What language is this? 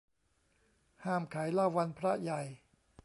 Thai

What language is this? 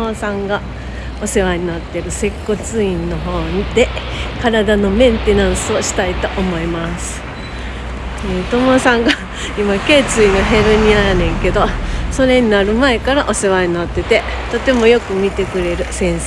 Japanese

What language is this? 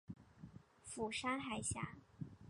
Chinese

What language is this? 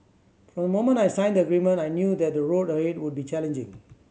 English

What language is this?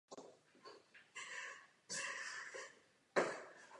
Czech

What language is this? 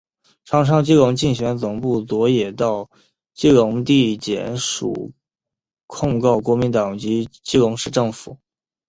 Chinese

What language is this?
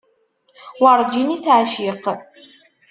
Kabyle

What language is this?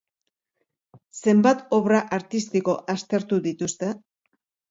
Basque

